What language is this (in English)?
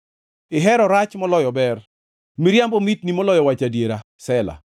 Luo (Kenya and Tanzania)